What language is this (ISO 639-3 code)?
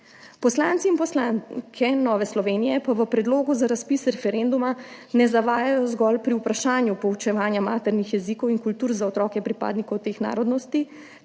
slv